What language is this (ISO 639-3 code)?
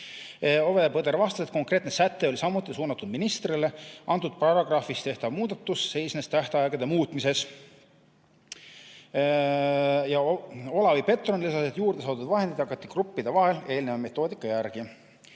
est